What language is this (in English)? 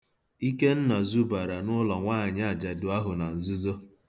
Igbo